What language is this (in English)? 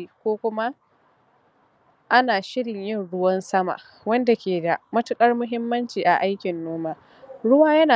Hausa